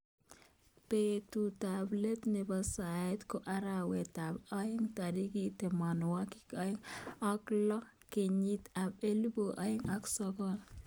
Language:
Kalenjin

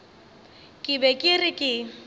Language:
Northern Sotho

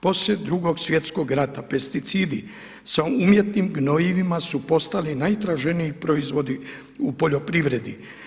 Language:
Croatian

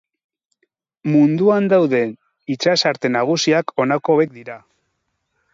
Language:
Basque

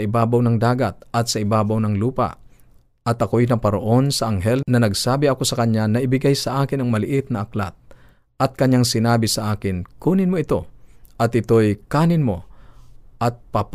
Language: Filipino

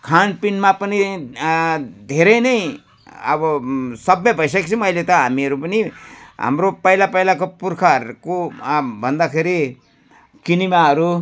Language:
Nepali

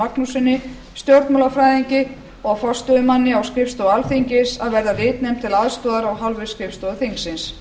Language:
Icelandic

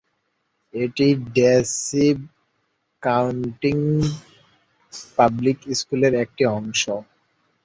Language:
Bangla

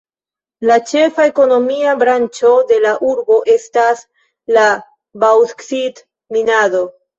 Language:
Esperanto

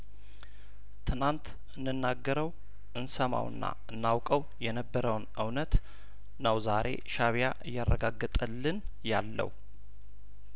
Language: Amharic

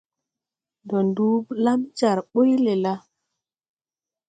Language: Tupuri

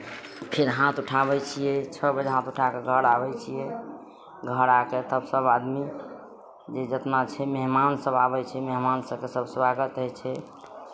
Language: Maithili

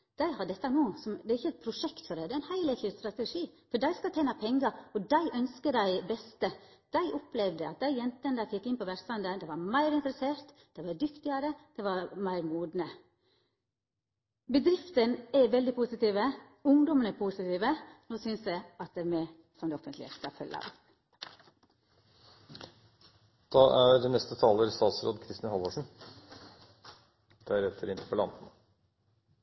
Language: Norwegian Nynorsk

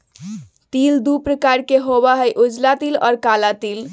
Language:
Magahi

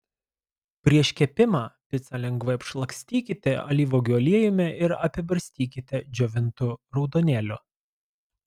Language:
Lithuanian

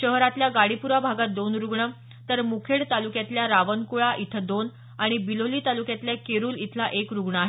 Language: Marathi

